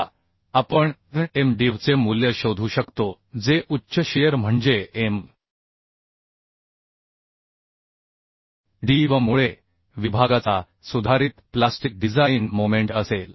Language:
Marathi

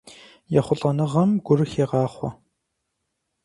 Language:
Kabardian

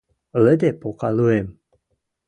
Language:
Western Mari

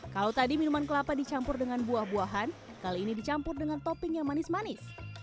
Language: Indonesian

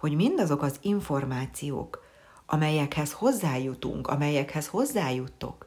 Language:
Hungarian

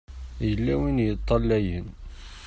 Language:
Kabyle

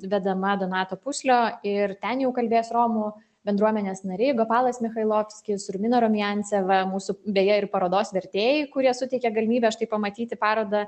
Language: Lithuanian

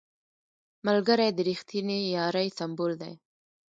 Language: Pashto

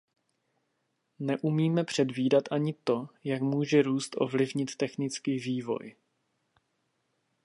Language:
Czech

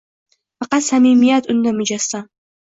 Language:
Uzbek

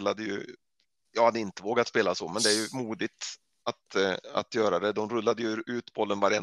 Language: Swedish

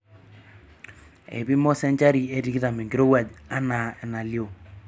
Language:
Masai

